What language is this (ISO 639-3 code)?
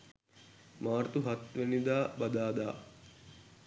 sin